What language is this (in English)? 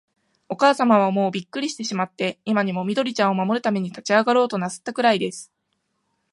Japanese